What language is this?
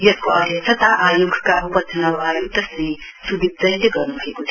Nepali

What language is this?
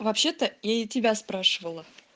Russian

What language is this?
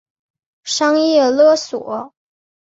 Chinese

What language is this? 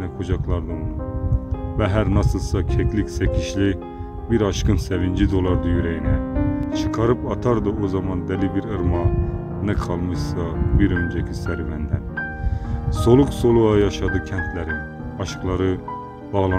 Turkish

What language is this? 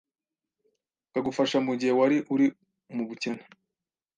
Kinyarwanda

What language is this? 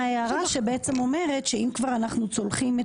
Hebrew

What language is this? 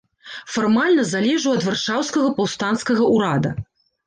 Belarusian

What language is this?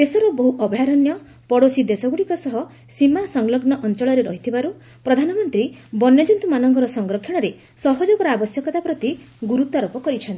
Odia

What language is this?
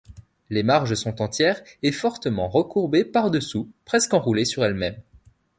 French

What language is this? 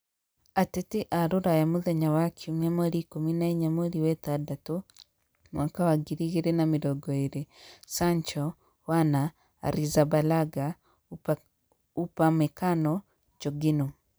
Kikuyu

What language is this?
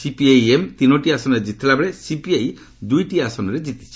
Odia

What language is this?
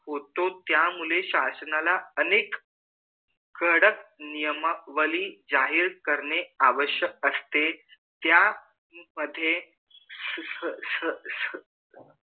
Marathi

